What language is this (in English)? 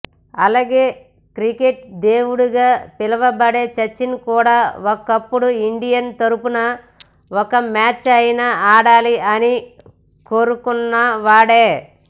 Telugu